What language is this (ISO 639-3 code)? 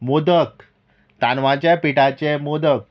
kok